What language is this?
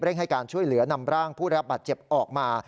Thai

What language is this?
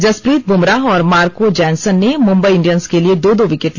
Hindi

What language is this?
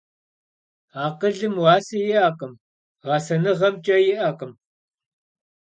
Kabardian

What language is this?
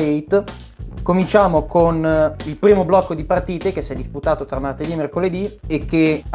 Italian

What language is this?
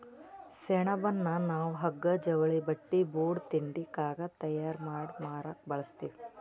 Kannada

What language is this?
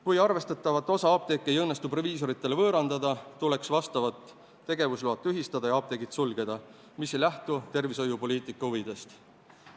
Estonian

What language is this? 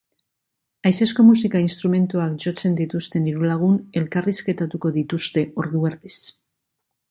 Basque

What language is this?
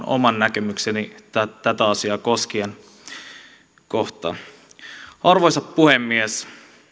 Finnish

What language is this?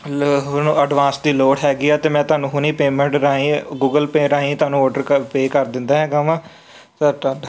Punjabi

